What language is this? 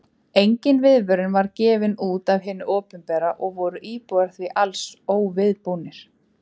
Icelandic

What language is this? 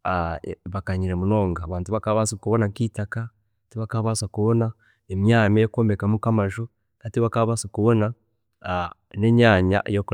Chiga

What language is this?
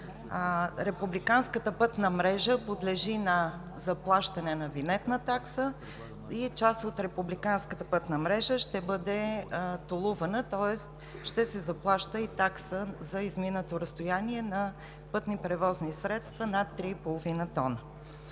Bulgarian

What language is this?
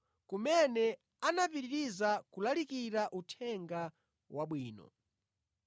Nyanja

